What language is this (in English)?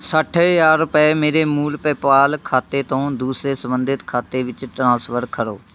Punjabi